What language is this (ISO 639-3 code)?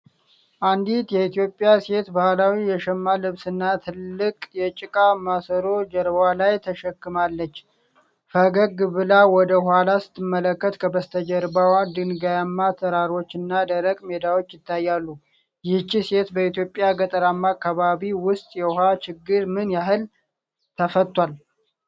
amh